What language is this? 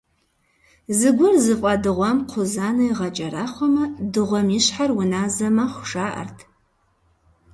Kabardian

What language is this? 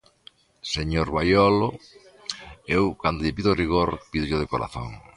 Galician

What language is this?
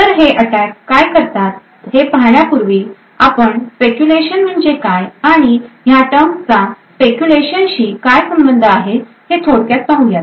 Marathi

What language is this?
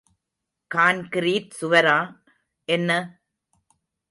Tamil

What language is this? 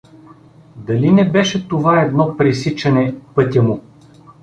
Bulgarian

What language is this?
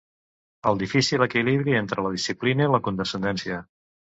Catalan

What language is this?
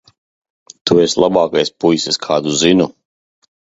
Latvian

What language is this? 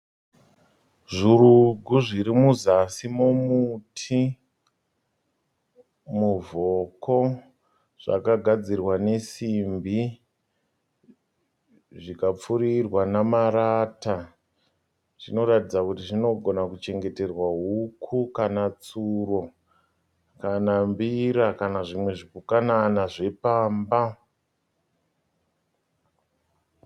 Shona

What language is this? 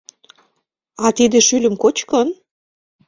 Mari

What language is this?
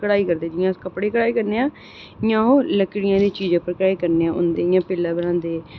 Dogri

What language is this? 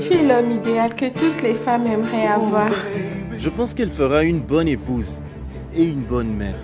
French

